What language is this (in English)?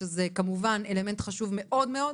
Hebrew